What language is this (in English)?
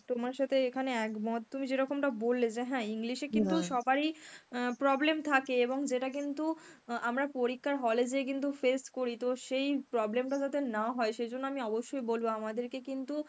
Bangla